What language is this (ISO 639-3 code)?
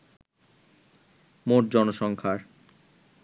ben